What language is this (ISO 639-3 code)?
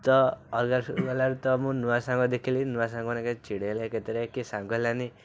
ori